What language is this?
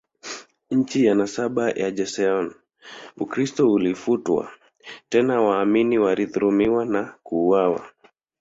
Swahili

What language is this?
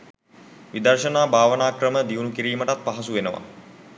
Sinhala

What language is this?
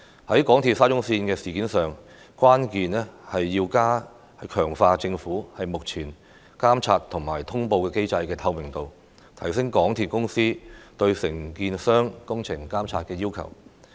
Cantonese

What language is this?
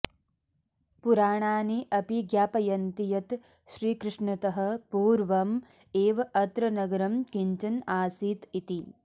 Sanskrit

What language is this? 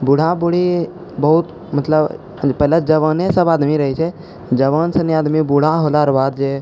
Maithili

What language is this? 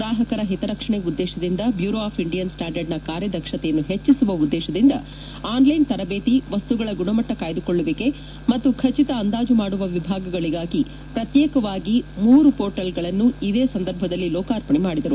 Kannada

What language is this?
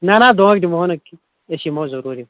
Kashmiri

